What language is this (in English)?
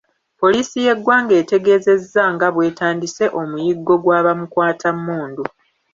Ganda